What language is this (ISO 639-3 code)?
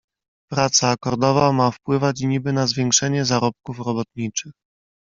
pol